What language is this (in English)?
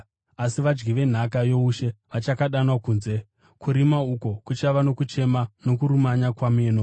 Shona